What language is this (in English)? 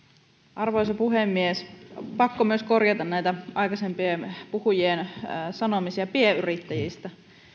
Finnish